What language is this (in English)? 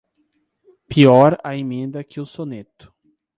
Portuguese